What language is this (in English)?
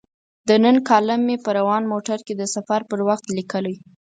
Pashto